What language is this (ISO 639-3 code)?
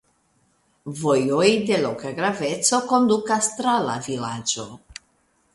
epo